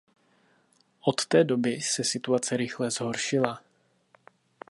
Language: Czech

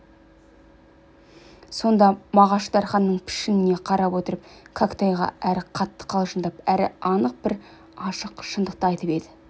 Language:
Kazakh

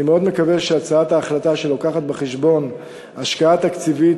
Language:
Hebrew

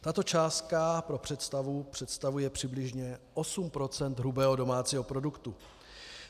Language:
Czech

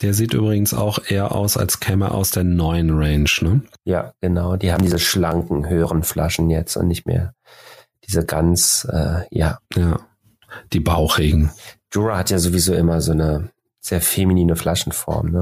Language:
German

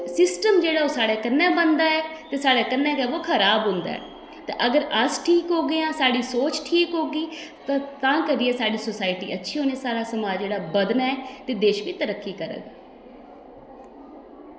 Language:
Dogri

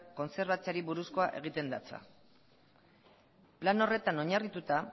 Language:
Basque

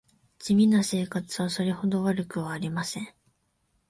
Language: Japanese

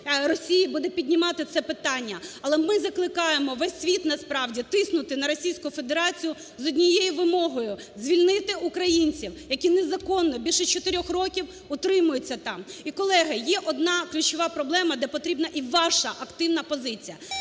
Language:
Ukrainian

